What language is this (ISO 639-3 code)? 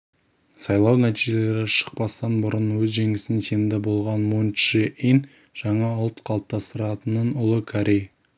kaz